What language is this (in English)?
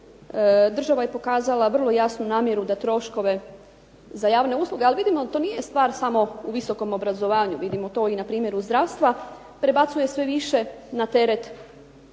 Croatian